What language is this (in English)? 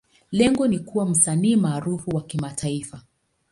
Swahili